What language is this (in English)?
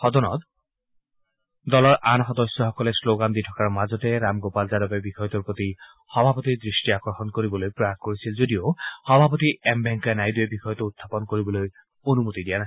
Assamese